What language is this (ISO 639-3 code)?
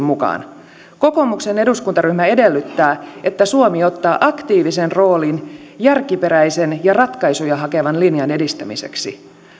fin